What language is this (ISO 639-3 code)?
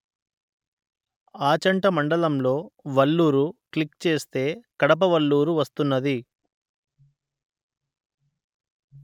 tel